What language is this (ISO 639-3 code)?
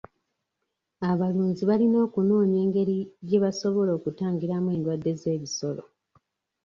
lug